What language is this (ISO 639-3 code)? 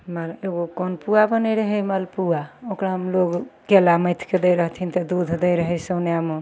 mai